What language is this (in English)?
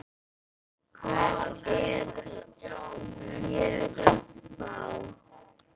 Icelandic